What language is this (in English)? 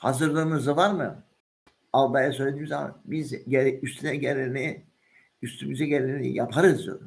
Turkish